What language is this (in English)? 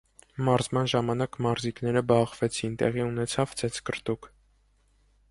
Armenian